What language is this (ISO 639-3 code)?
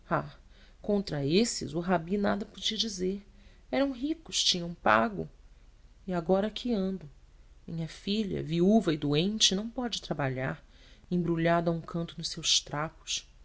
por